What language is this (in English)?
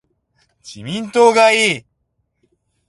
Japanese